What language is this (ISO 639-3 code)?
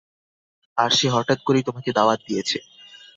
ben